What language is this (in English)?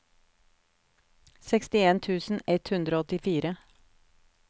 Norwegian